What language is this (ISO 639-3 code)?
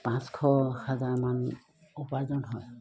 asm